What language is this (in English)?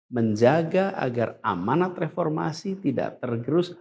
Indonesian